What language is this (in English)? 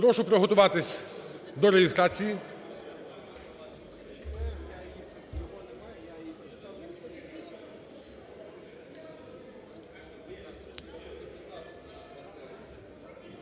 Ukrainian